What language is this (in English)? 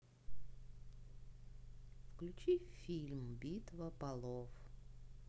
Russian